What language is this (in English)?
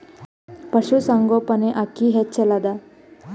Kannada